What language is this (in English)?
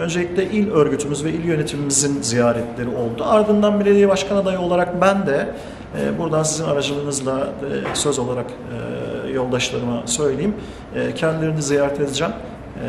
Turkish